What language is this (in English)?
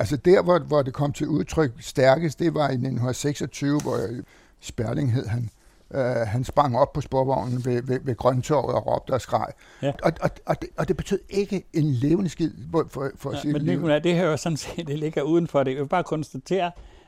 Danish